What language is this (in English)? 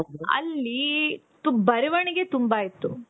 Kannada